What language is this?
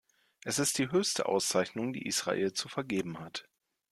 German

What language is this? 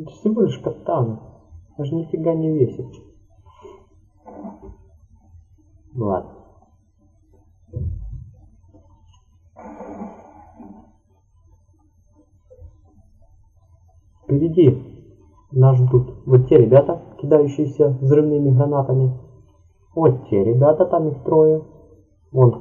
Russian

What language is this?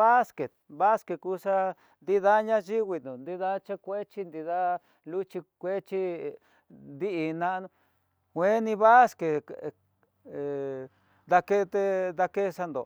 Tidaá Mixtec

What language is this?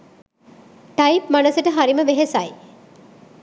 Sinhala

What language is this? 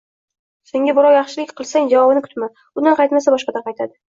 Uzbek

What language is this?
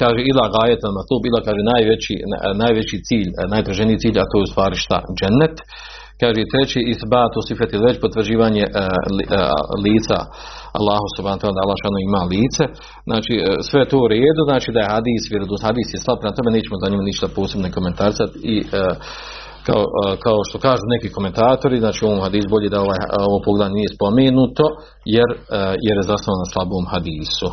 Croatian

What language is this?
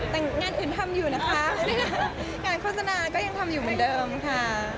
Thai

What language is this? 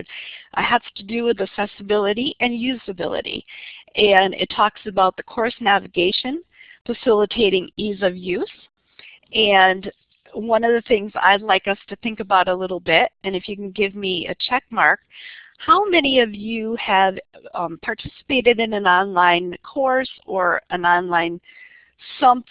English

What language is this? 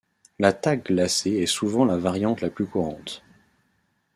French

